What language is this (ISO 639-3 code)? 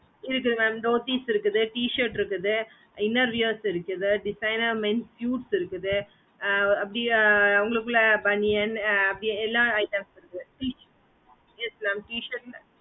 tam